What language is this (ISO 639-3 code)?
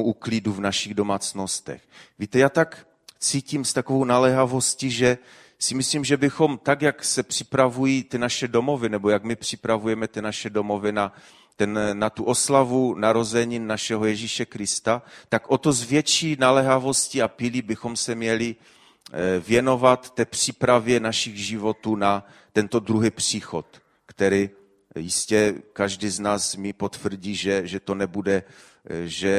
ces